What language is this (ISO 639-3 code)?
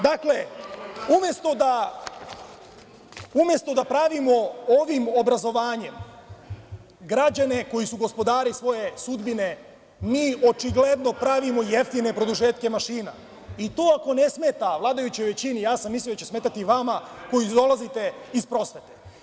srp